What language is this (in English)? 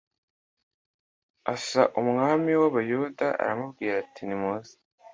Kinyarwanda